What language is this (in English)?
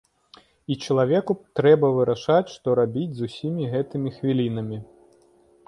Belarusian